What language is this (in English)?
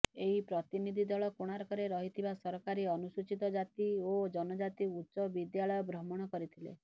Odia